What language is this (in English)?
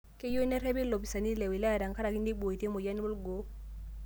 Masai